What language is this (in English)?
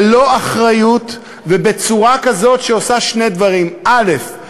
Hebrew